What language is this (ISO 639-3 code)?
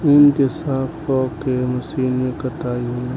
bho